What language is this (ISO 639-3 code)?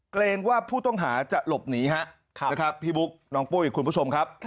tha